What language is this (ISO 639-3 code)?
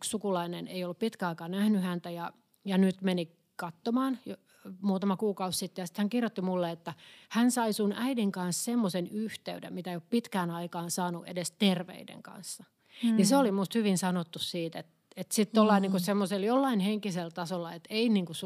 fin